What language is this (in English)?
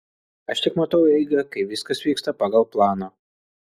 Lithuanian